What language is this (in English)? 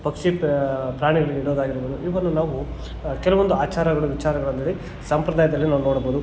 Kannada